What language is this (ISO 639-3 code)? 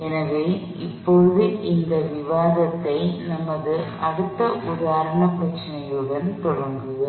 tam